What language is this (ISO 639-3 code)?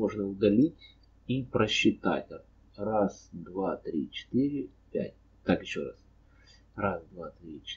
rus